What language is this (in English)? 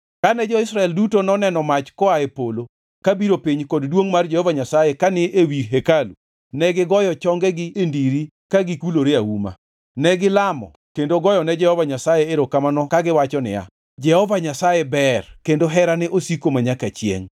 Luo (Kenya and Tanzania)